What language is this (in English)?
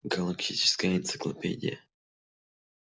Russian